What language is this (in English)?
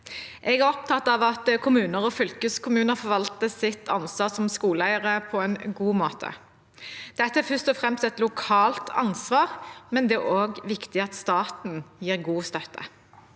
Norwegian